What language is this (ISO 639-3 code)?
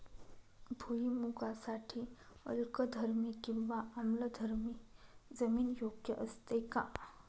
mar